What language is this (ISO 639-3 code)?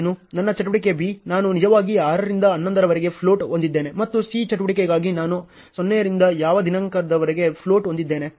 kan